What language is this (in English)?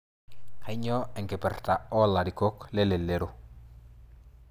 Masai